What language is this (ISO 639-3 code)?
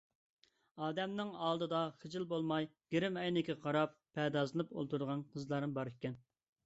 uig